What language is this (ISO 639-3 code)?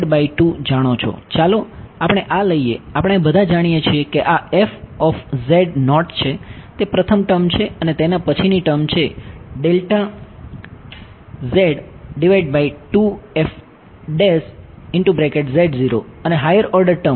guj